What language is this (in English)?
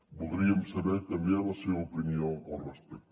Catalan